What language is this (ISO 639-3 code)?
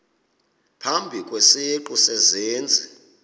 xho